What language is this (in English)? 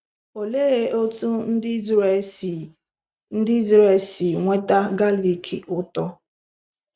Igbo